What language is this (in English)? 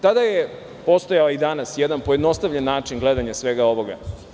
Serbian